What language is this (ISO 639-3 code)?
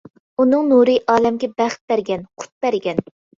uig